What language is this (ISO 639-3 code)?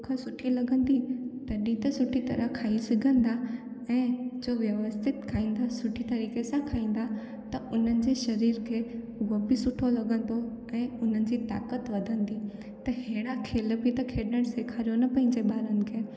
snd